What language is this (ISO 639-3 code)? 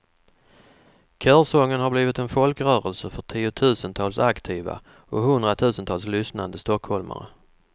swe